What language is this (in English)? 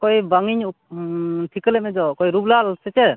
Santali